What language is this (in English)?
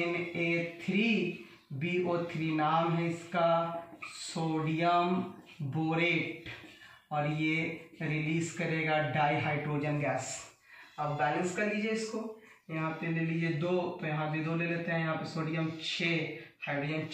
Hindi